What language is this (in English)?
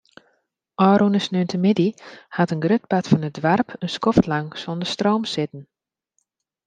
Western Frisian